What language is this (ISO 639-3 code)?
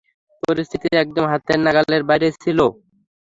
ben